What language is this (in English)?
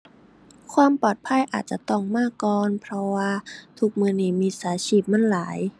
Thai